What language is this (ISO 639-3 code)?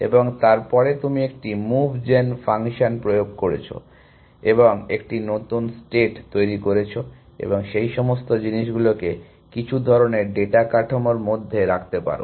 ben